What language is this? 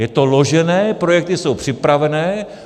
Czech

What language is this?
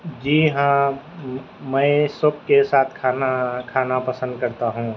Urdu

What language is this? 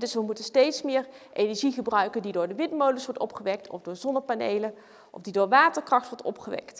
Dutch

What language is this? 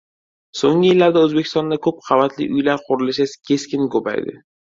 Uzbek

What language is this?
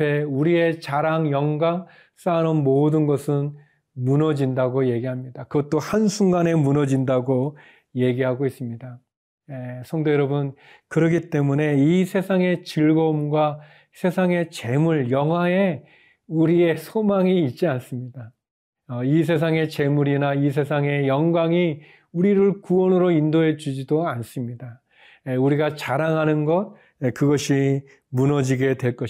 Korean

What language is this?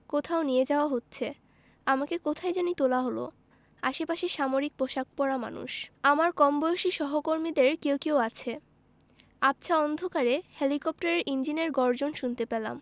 Bangla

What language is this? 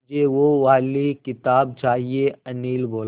Hindi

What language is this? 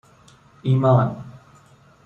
Persian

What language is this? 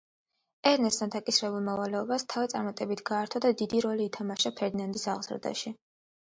Georgian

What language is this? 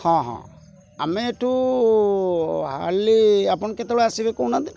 Odia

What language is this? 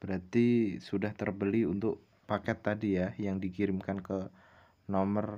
Indonesian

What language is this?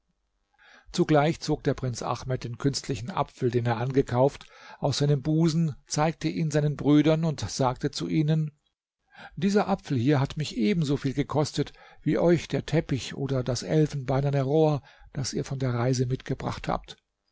German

